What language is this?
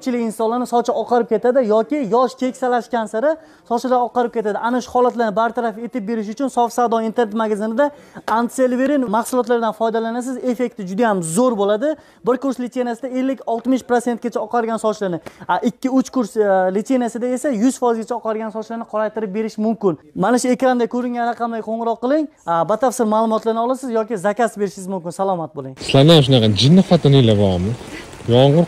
Turkish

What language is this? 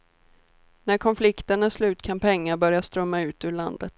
Swedish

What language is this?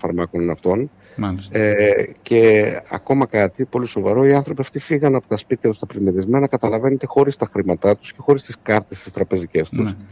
Greek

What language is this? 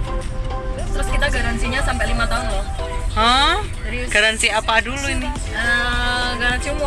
Indonesian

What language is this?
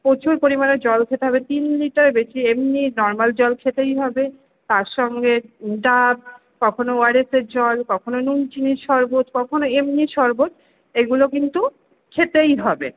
Bangla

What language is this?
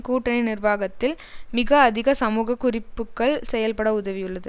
Tamil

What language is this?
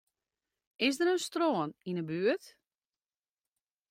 Western Frisian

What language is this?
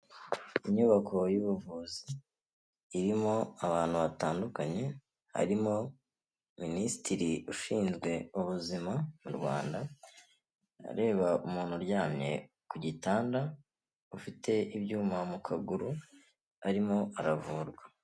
Kinyarwanda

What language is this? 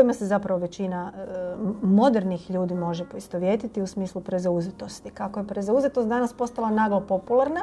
Croatian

